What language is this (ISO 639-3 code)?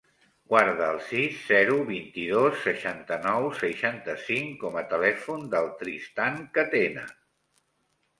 cat